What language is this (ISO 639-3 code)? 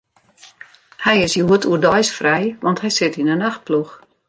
fry